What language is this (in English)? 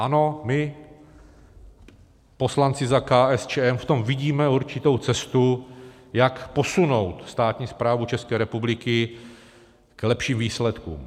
Czech